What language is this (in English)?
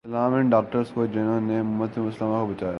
Urdu